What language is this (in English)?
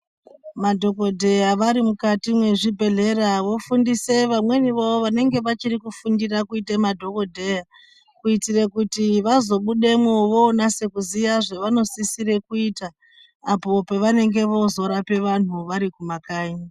Ndau